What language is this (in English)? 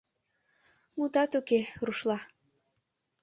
Mari